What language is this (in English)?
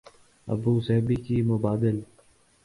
Urdu